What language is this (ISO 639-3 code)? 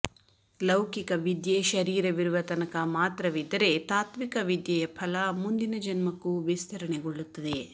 kan